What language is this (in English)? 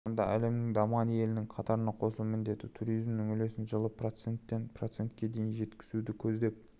Kazakh